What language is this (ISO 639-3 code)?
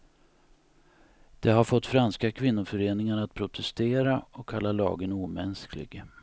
swe